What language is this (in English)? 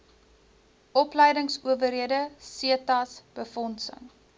Afrikaans